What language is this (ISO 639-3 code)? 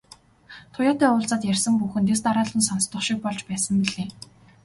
mon